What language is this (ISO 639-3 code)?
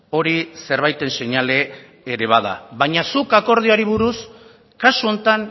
eus